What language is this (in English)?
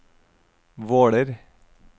Norwegian